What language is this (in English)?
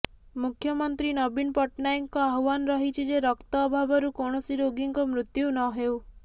Odia